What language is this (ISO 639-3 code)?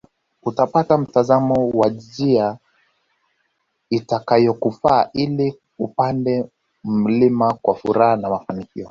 swa